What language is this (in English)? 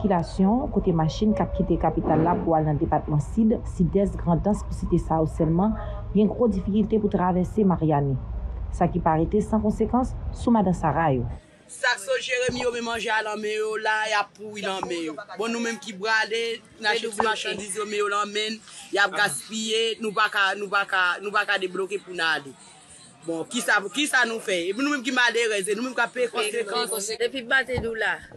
French